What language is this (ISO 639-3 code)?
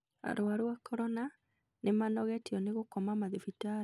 kik